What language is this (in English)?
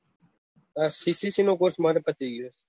Gujarati